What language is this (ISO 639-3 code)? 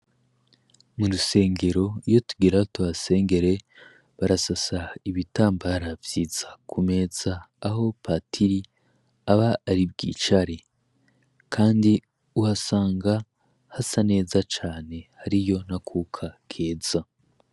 run